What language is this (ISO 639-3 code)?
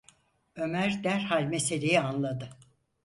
tur